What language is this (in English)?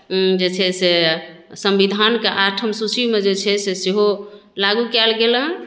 Maithili